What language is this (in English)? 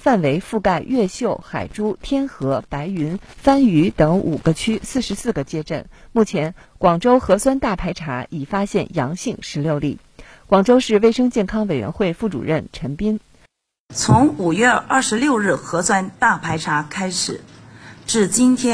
Chinese